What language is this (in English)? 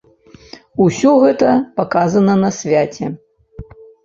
Belarusian